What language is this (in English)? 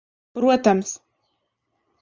Latvian